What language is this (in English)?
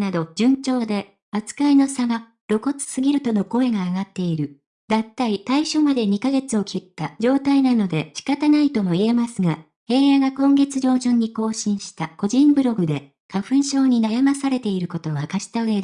Japanese